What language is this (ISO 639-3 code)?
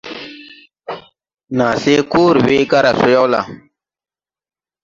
tui